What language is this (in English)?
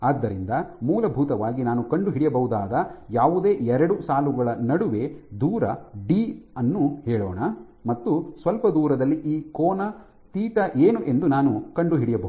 Kannada